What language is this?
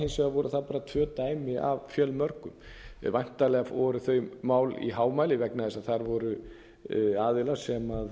Icelandic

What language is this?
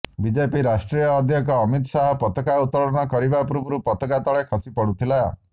Odia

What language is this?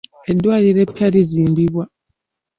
Ganda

